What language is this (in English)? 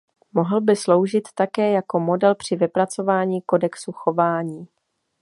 Czech